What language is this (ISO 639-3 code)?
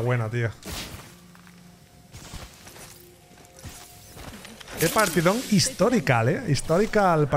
spa